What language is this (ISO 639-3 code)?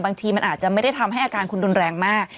tha